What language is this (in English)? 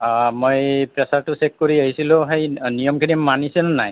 Assamese